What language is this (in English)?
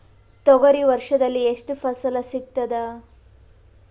Kannada